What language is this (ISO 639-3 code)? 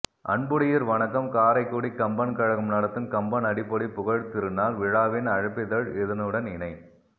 tam